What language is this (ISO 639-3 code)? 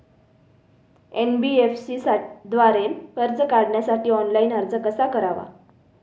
mar